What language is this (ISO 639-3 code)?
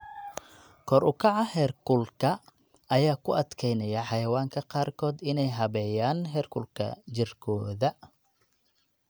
som